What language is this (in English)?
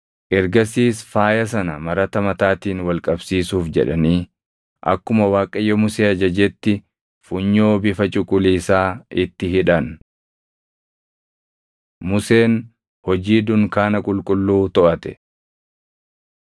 Oromo